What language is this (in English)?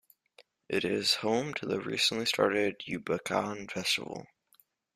English